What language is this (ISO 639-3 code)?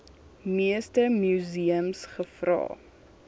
afr